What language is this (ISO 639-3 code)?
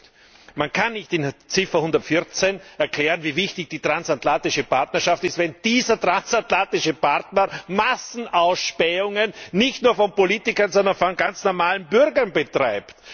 deu